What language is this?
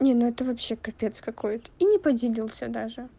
Russian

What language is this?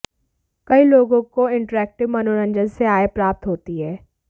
Hindi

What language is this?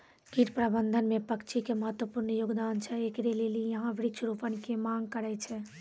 Maithili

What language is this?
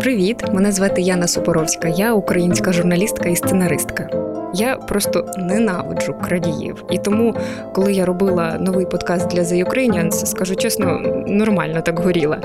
Ukrainian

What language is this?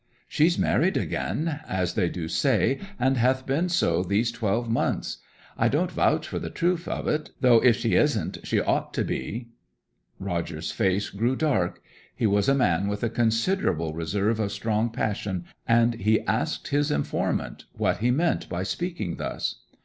English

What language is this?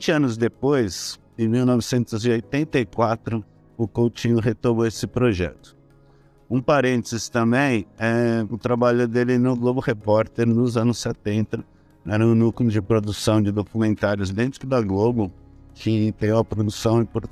Portuguese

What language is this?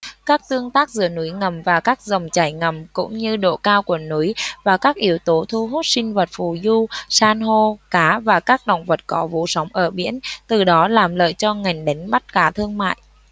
Vietnamese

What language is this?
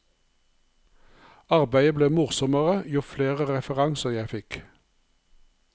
Norwegian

